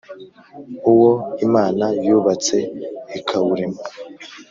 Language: Kinyarwanda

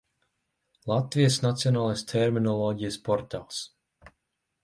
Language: Latvian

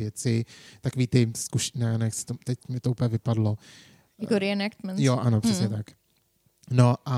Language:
Czech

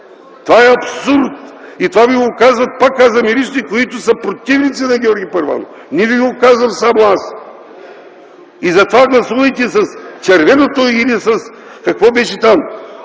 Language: Bulgarian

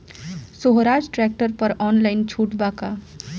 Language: Bhojpuri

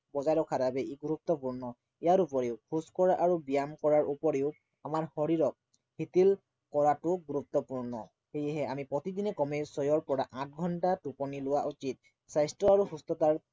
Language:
Assamese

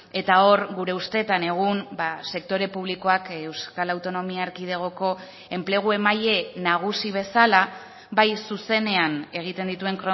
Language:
Basque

